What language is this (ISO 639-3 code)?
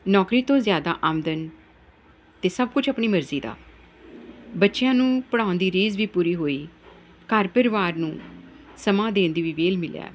pan